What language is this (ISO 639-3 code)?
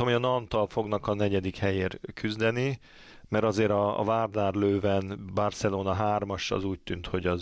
hun